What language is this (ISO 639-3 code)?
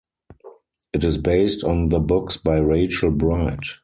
eng